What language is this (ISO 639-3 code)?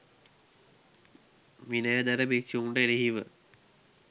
sin